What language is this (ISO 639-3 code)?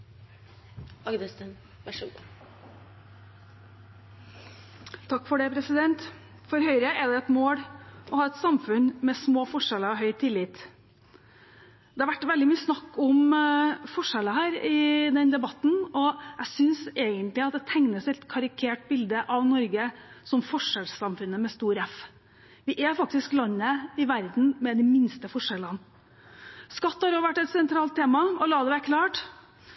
nob